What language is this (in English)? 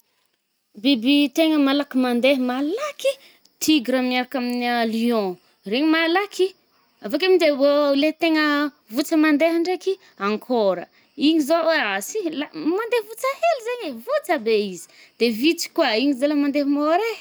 Northern Betsimisaraka Malagasy